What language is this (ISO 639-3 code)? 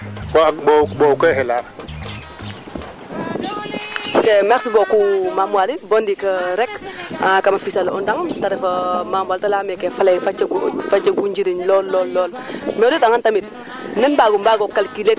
srr